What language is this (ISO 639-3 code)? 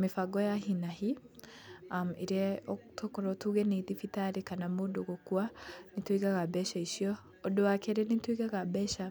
kik